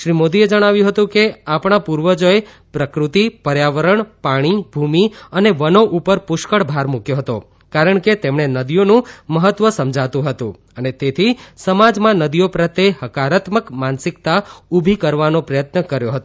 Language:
Gujarati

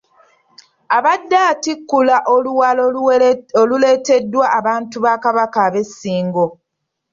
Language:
Ganda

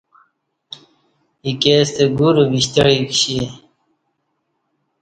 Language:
Kati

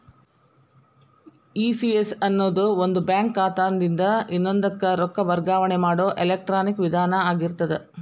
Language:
Kannada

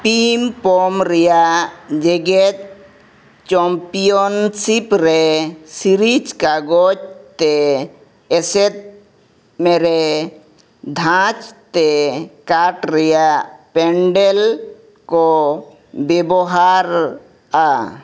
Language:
Santali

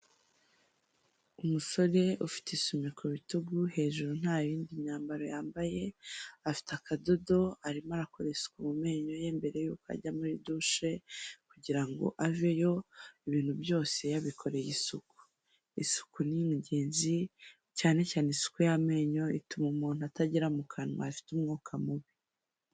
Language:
Kinyarwanda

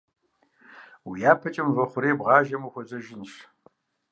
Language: Kabardian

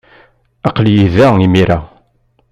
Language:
Kabyle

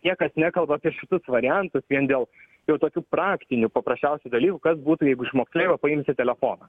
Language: Lithuanian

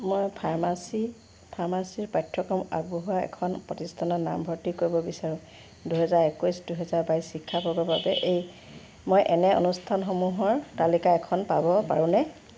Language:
Assamese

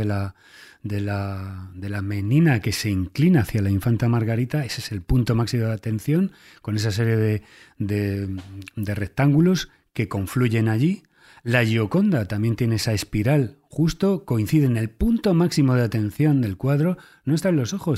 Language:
Spanish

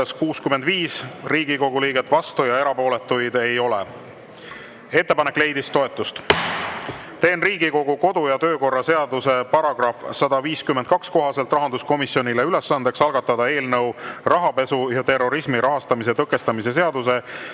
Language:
Estonian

